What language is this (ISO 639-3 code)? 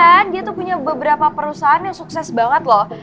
ind